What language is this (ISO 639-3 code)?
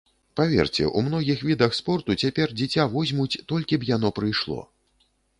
bel